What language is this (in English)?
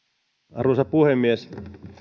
Finnish